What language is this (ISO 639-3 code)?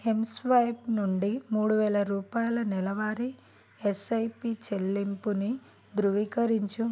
tel